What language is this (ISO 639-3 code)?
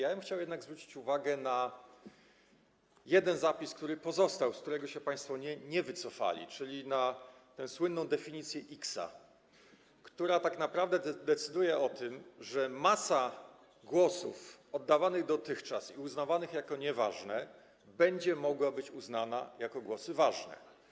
pol